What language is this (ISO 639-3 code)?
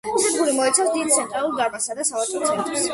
kat